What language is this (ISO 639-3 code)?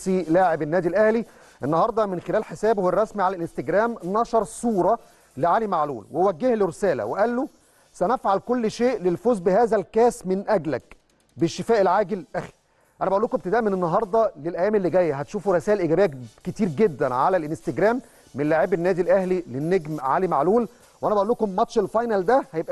ara